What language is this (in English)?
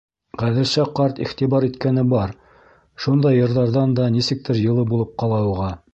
Bashkir